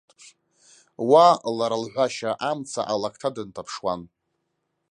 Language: Abkhazian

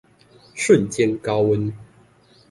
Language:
Chinese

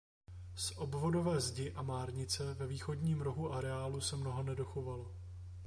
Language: Czech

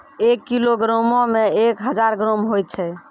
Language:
Maithili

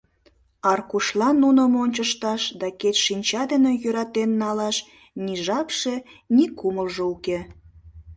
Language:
Mari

